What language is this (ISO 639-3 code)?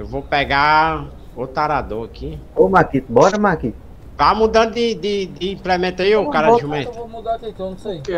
por